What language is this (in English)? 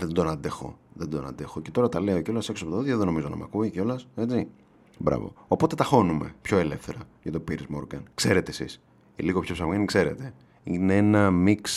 Greek